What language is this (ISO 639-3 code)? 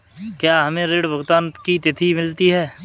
hin